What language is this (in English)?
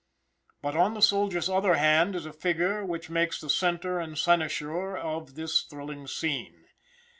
English